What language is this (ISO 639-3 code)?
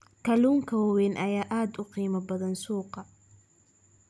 som